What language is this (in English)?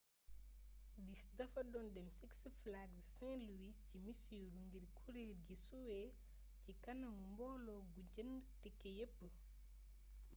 Wolof